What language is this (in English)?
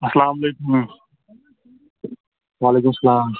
Kashmiri